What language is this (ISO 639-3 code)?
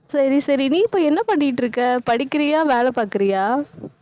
tam